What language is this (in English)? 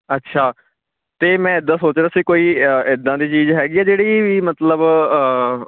Punjabi